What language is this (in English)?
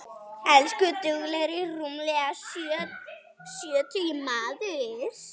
Icelandic